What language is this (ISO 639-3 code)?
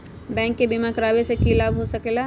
mag